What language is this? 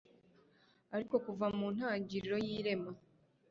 Kinyarwanda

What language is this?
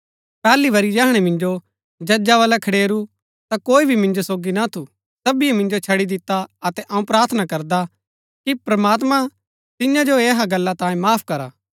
Gaddi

